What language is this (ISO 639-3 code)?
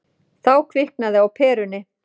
isl